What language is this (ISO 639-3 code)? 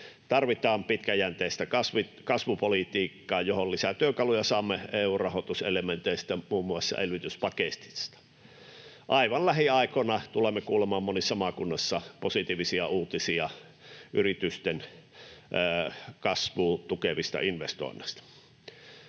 fin